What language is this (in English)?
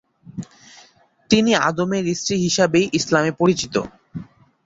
Bangla